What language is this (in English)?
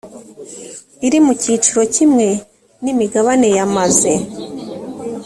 Kinyarwanda